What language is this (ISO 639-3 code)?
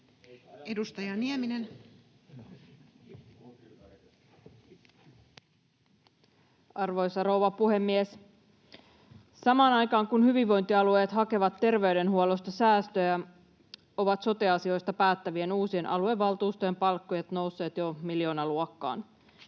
fin